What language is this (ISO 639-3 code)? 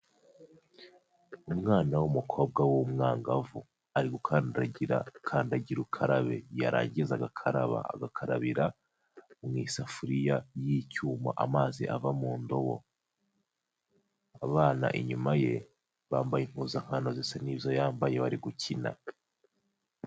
kin